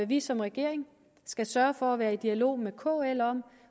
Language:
Danish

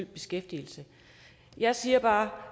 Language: Danish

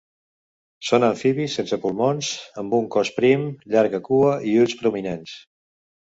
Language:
Catalan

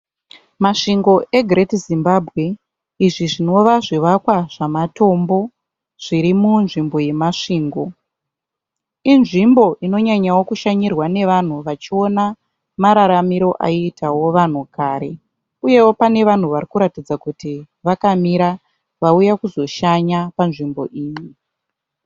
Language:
Shona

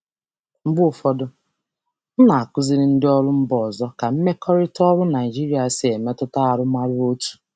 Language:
Igbo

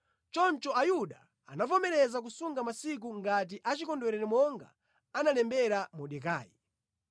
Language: Nyanja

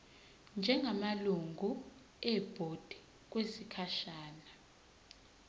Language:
Zulu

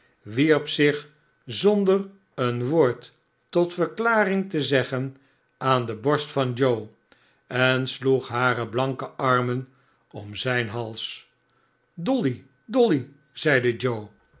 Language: Dutch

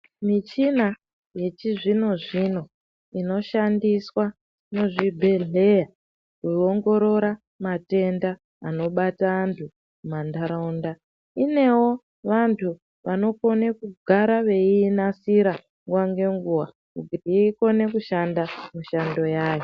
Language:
Ndau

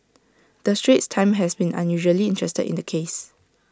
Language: English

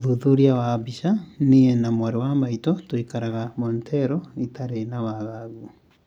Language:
Kikuyu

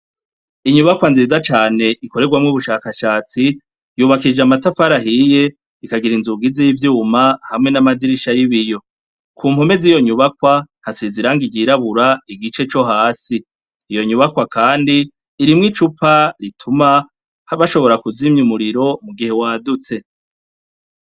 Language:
Rundi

